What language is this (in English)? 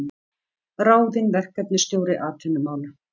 Icelandic